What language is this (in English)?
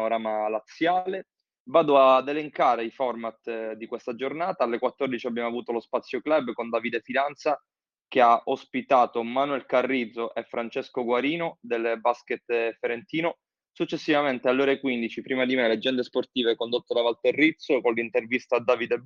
Italian